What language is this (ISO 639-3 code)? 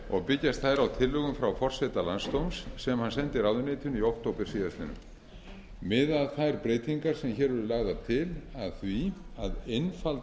isl